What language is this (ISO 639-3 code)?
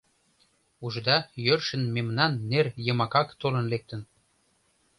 chm